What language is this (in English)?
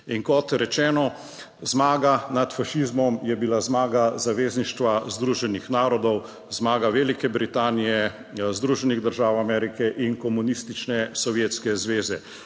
Slovenian